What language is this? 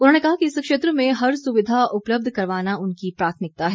Hindi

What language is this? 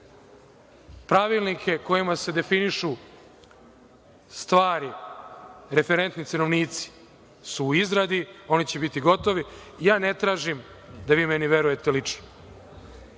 Serbian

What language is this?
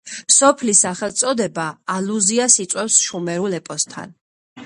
Georgian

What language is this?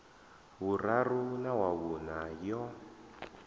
Venda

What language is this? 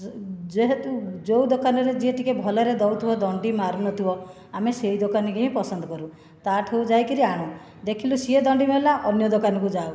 Odia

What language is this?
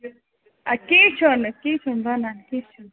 Kashmiri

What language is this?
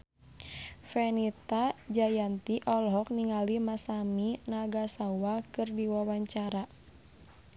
Sundanese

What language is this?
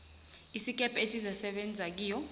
South Ndebele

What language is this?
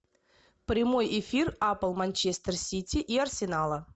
Russian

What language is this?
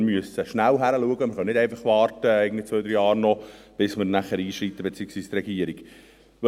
Swiss German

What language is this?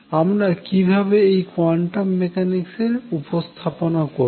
Bangla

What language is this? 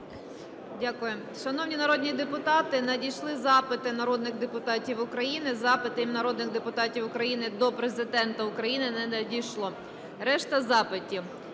Ukrainian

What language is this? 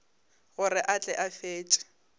Northern Sotho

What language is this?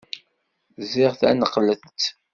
Kabyle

